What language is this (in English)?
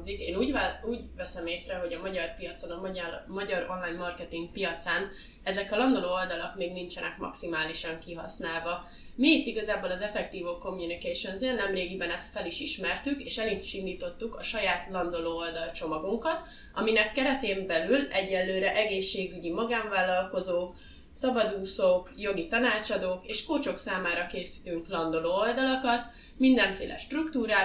Hungarian